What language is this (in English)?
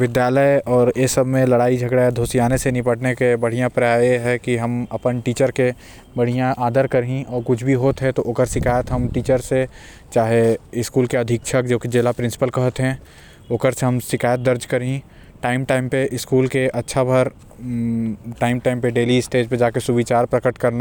Korwa